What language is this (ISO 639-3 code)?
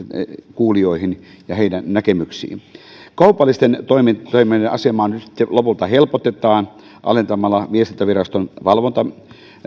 fin